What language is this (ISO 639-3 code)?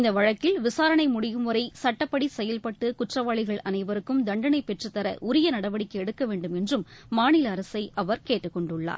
tam